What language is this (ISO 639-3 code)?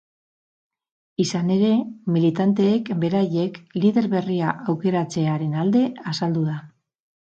eus